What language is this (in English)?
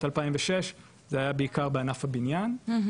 Hebrew